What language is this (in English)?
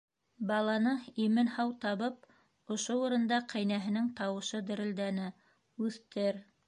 Bashkir